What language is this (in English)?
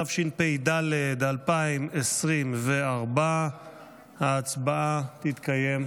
Hebrew